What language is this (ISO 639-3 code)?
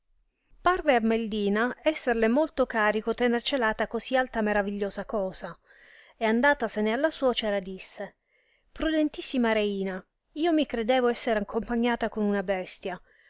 ita